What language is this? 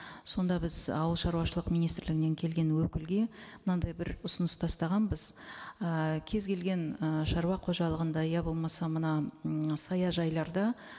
Kazakh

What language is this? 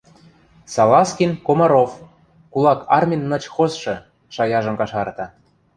Western Mari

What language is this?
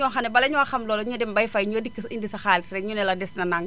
Wolof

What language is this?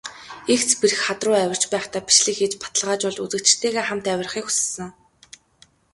Mongolian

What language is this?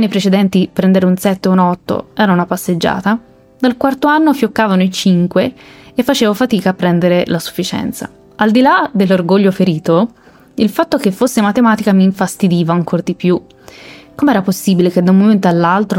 Italian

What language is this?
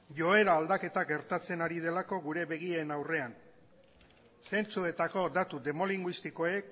Basque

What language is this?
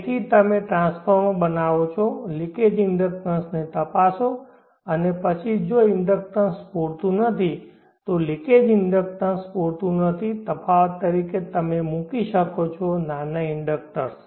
Gujarati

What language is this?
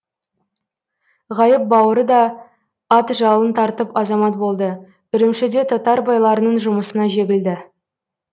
Kazakh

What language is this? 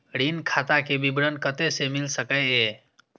Maithili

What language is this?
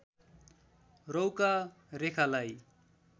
Nepali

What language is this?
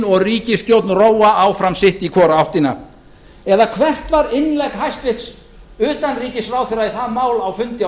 Icelandic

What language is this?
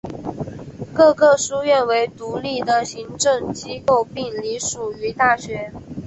Chinese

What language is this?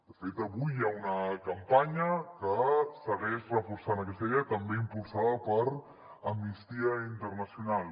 Catalan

